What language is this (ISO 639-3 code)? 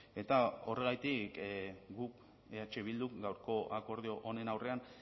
eus